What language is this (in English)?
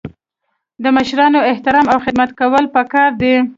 Pashto